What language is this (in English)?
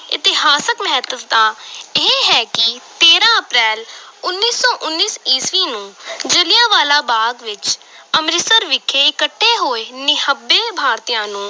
Punjabi